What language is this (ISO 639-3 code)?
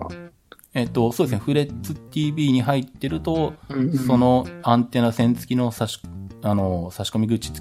jpn